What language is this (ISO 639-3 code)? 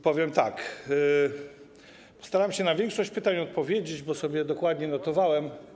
pol